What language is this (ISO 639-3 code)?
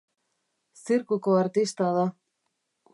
eus